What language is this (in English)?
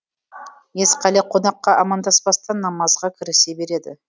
Kazakh